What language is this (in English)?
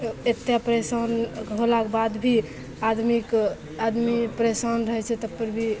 Maithili